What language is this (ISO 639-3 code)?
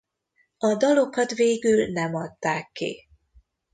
hun